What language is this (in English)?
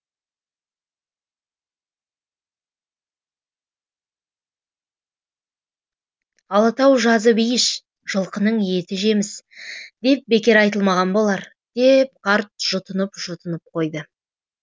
Kazakh